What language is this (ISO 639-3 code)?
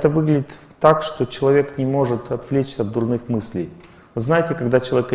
rus